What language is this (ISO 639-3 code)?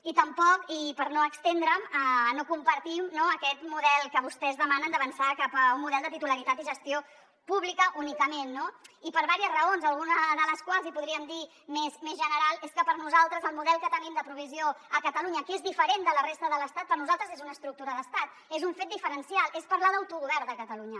cat